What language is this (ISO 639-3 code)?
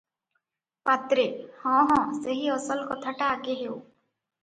ori